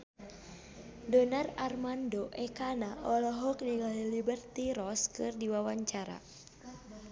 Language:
Sundanese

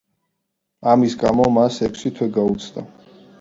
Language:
Georgian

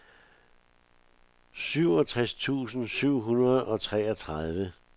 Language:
Danish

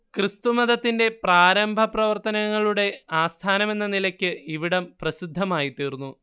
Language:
Malayalam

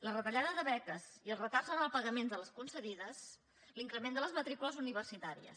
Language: Catalan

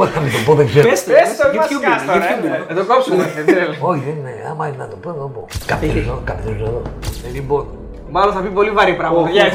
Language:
Greek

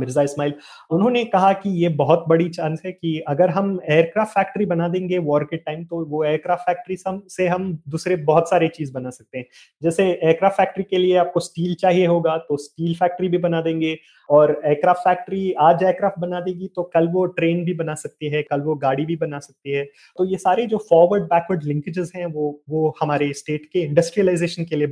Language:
Hindi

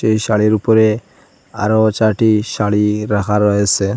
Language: Bangla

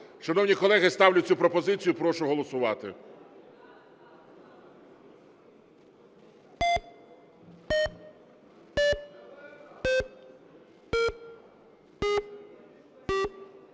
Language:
Ukrainian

